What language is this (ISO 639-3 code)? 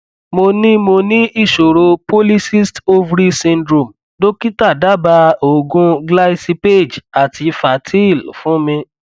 yor